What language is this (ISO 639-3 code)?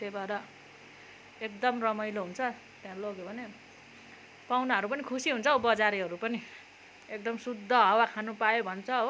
nep